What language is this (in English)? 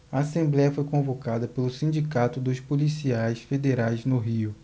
Portuguese